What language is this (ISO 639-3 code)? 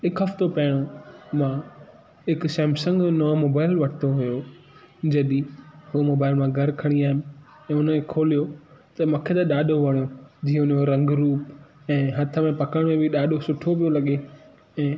snd